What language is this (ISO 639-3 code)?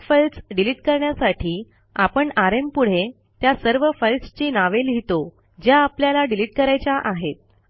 mar